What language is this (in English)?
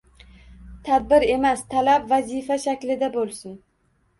Uzbek